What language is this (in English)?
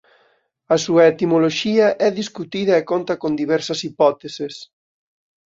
Galician